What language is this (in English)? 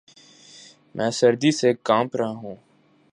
Urdu